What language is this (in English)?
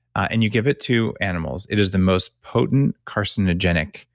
English